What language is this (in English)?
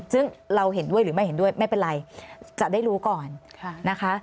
Thai